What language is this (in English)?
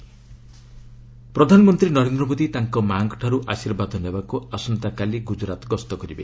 Odia